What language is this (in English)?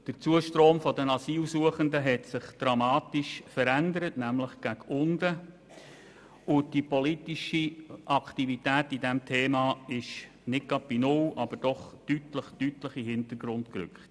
Swiss German